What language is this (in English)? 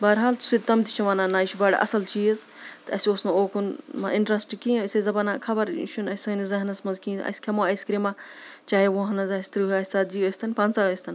Kashmiri